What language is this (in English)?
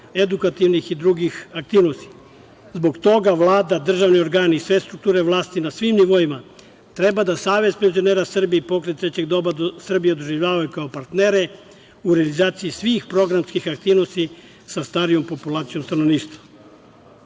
Serbian